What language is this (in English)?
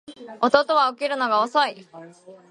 Japanese